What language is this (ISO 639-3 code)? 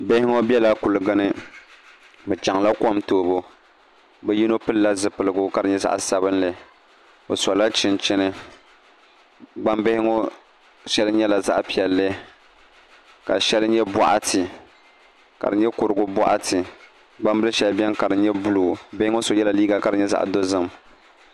dag